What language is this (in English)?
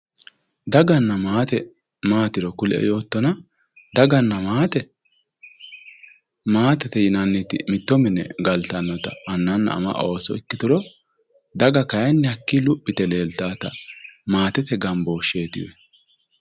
Sidamo